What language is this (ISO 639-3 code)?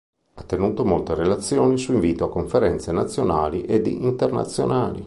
ita